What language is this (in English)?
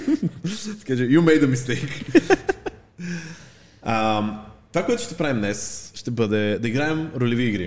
Bulgarian